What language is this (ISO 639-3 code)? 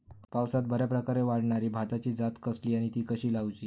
mar